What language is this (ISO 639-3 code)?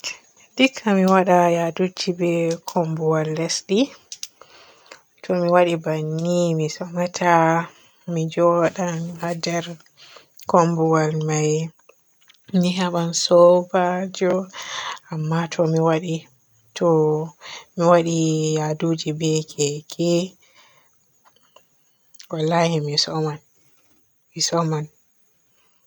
fue